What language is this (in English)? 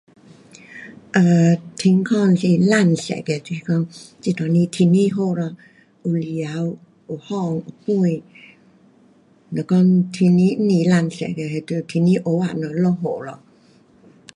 Pu-Xian Chinese